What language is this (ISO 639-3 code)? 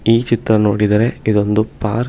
kan